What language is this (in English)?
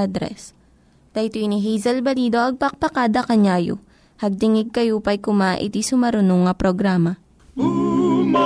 Filipino